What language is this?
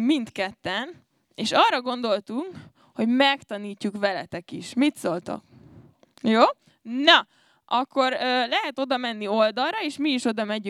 Hungarian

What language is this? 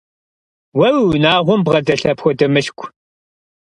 Kabardian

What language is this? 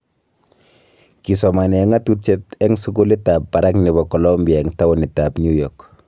Kalenjin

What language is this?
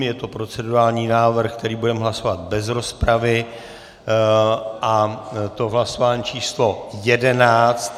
Czech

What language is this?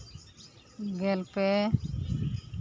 Santali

